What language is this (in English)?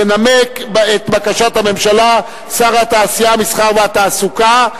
Hebrew